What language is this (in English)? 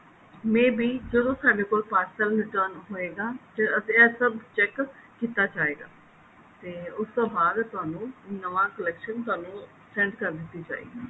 Punjabi